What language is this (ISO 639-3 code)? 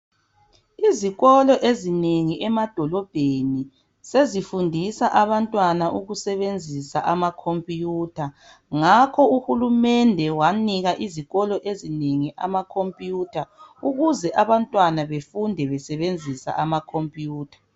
nde